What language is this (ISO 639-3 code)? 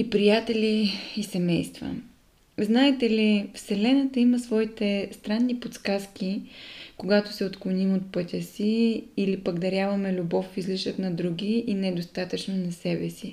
bul